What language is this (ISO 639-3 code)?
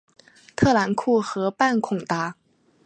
zho